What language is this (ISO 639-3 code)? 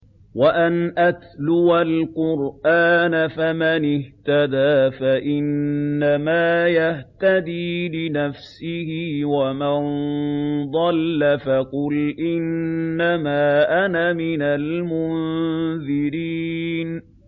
ara